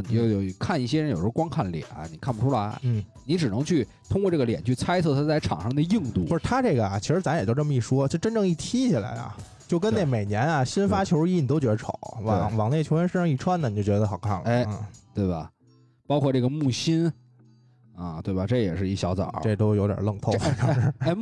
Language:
Chinese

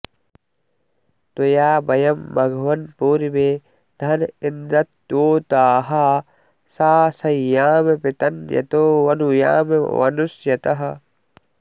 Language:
Sanskrit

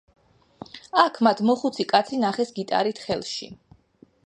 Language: Georgian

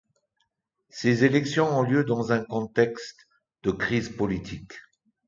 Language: French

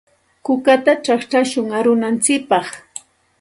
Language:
Santa Ana de Tusi Pasco Quechua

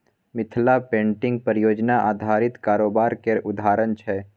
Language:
Maithili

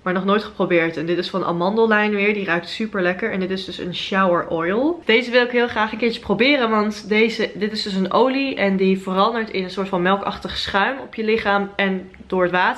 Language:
Dutch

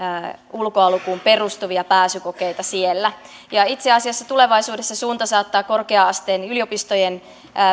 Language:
Finnish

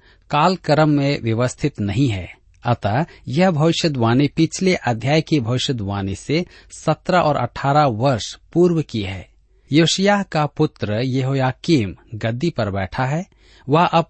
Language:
Hindi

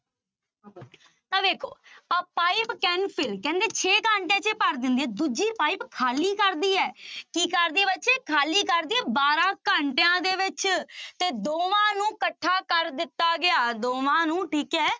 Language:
Punjabi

